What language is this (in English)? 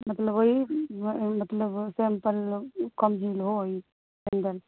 Urdu